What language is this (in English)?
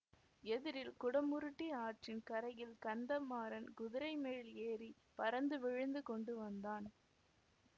Tamil